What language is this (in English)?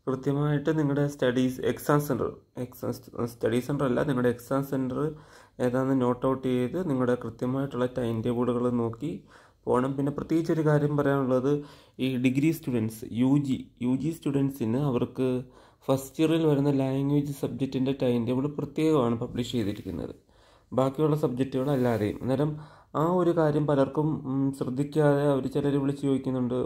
Turkish